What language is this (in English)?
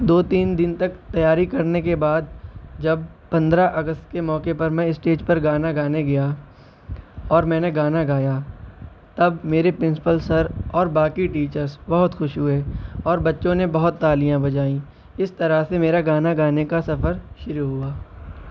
Urdu